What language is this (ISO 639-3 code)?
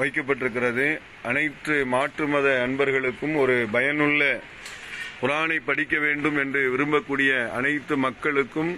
tam